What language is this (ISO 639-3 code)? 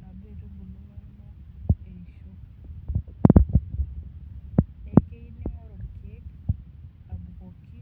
mas